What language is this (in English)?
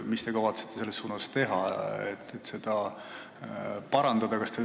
Estonian